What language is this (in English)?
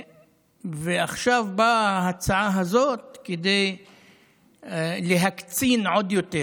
Hebrew